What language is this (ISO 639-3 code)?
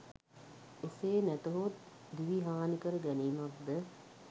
sin